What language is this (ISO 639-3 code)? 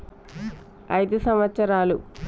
tel